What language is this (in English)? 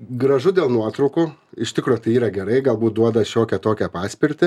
Lithuanian